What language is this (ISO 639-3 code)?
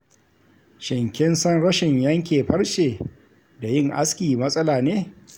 hau